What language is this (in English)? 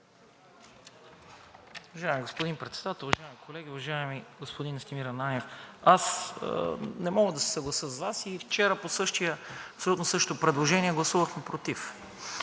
Bulgarian